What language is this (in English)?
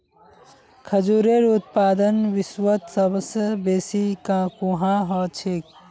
Magahi